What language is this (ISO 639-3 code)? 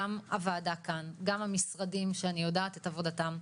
heb